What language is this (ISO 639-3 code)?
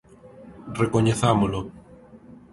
glg